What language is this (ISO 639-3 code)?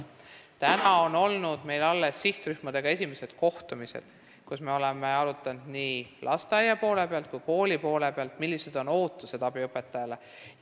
est